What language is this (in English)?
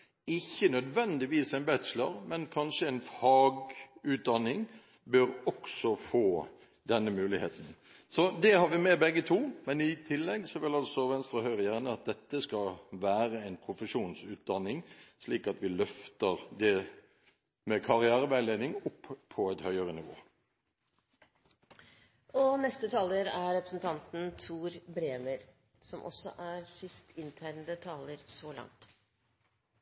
Norwegian